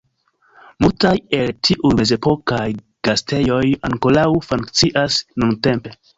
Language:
Esperanto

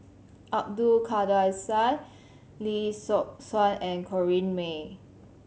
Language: English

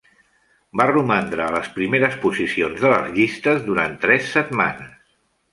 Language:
Catalan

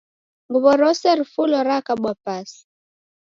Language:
Taita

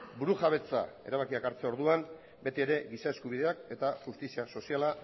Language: Basque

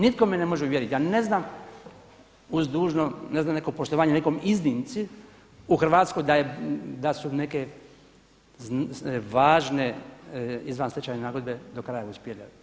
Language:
Croatian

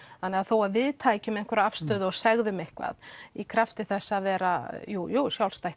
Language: Icelandic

